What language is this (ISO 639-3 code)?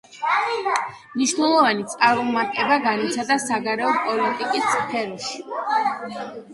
kat